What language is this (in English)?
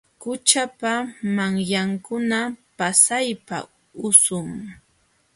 Jauja Wanca Quechua